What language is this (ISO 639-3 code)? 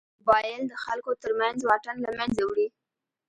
pus